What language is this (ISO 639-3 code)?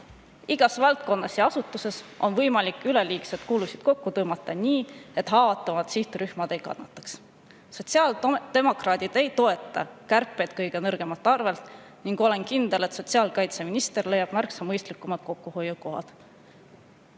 est